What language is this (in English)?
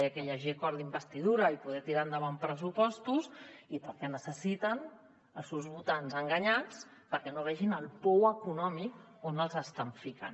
Catalan